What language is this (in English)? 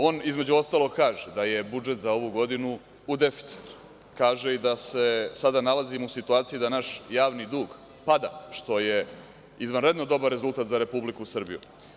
Serbian